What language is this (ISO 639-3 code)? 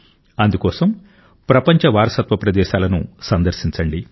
tel